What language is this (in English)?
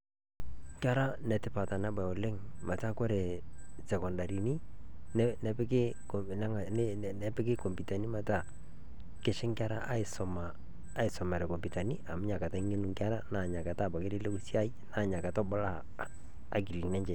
Masai